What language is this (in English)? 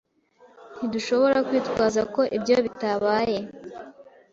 Kinyarwanda